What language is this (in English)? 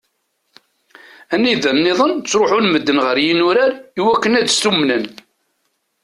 Kabyle